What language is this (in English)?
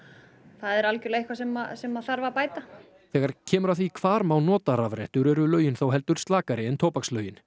Icelandic